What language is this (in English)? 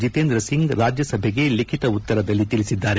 Kannada